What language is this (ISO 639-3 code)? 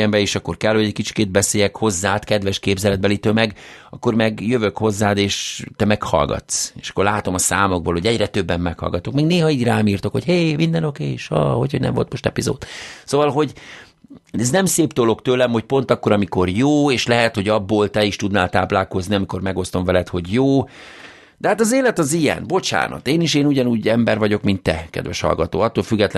hun